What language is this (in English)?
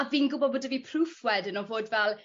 Welsh